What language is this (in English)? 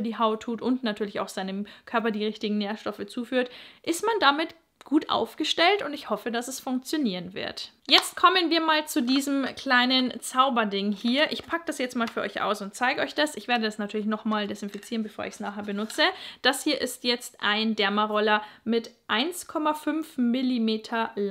German